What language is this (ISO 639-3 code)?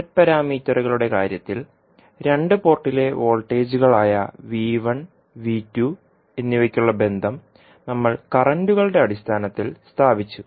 mal